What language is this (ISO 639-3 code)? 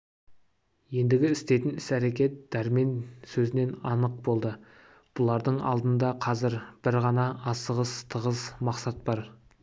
kaz